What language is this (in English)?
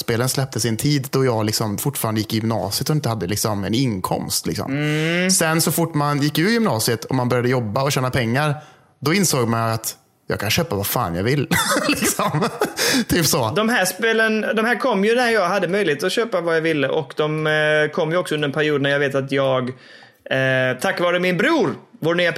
Swedish